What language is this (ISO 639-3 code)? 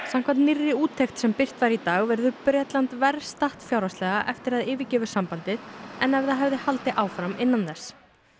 isl